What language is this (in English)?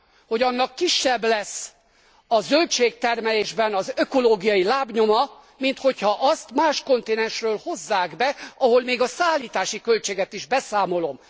Hungarian